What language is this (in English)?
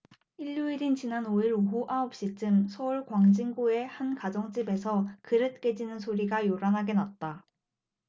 Korean